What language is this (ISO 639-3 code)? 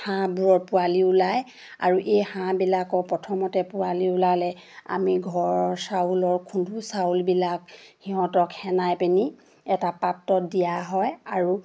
asm